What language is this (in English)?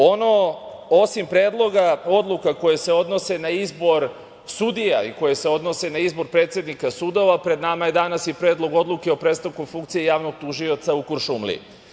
Serbian